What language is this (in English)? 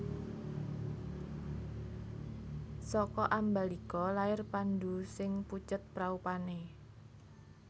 Javanese